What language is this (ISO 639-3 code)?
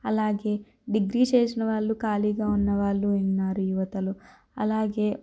tel